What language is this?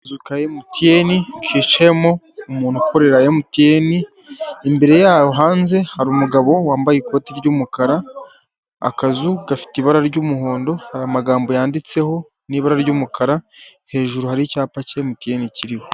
Kinyarwanda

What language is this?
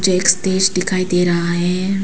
Hindi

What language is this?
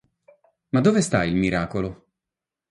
Italian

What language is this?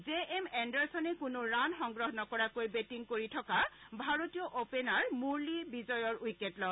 Assamese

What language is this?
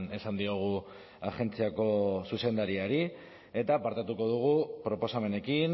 Basque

